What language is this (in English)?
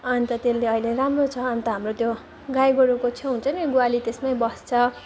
Nepali